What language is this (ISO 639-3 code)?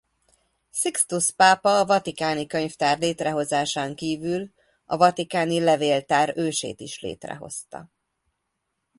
hun